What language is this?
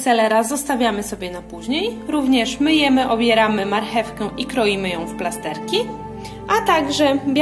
Polish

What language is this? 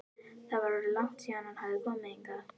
Icelandic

